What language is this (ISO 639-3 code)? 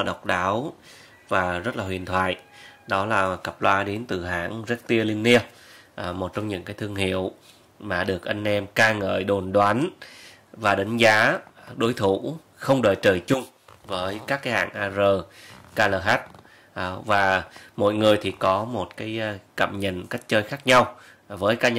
vie